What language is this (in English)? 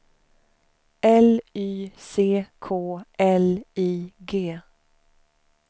Swedish